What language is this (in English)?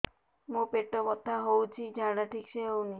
Odia